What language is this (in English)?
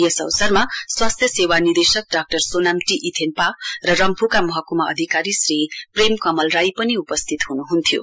Nepali